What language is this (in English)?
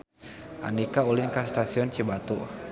Sundanese